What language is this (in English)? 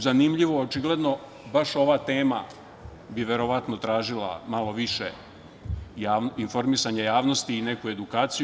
Serbian